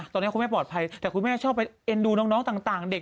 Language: Thai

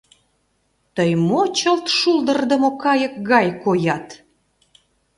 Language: Mari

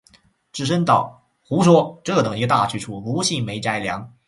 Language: Chinese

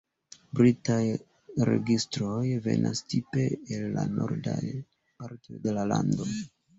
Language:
Esperanto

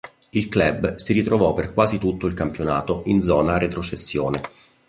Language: Italian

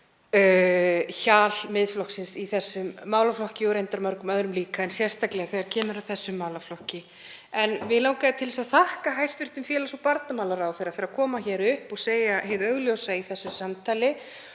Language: Icelandic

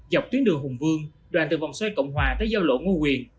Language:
Vietnamese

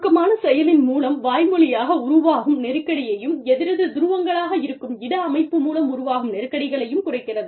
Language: Tamil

